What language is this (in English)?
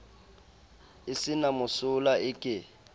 Southern Sotho